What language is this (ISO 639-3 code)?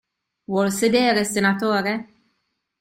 ita